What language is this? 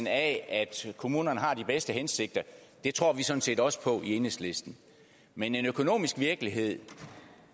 Danish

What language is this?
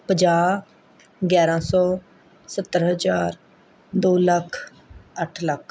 Punjabi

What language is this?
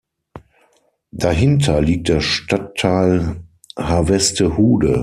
German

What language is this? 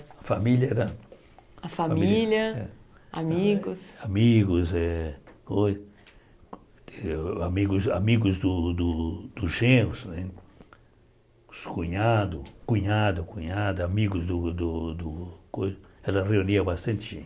Portuguese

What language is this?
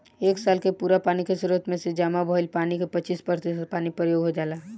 Bhojpuri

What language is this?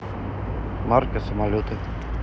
Russian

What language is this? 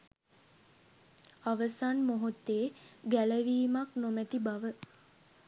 Sinhala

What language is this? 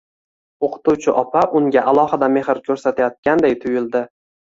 Uzbek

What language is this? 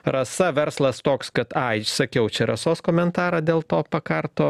Lithuanian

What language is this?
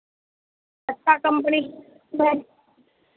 Hindi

